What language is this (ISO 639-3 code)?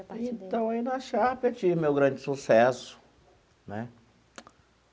por